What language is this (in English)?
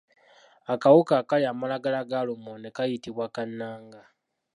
Ganda